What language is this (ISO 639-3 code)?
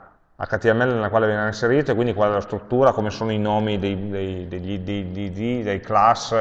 ita